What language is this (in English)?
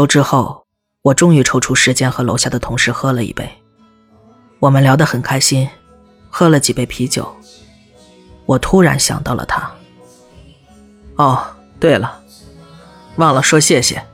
Chinese